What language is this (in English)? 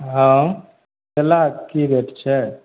Maithili